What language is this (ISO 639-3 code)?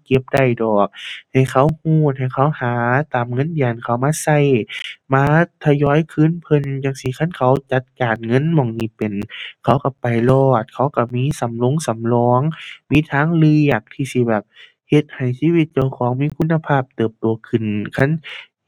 tha